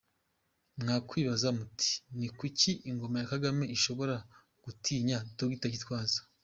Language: Kinyarwanda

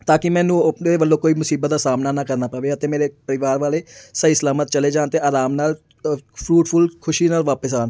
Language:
Punjabi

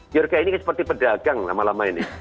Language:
Indonesian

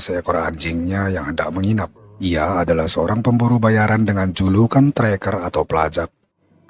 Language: Indonesian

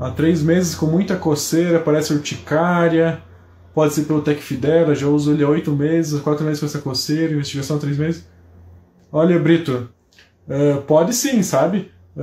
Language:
Portuguese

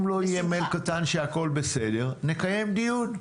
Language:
Hebrew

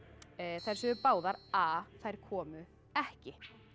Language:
Icelandic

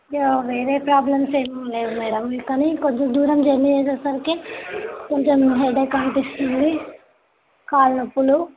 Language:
Telugu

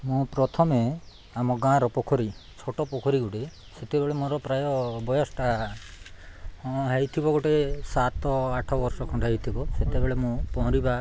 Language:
Odia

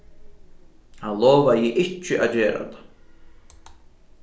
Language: Faroese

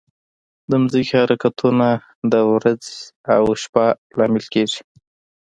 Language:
Pashto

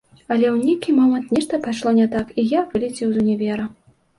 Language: Belarusian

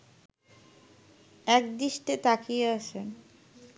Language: Bangla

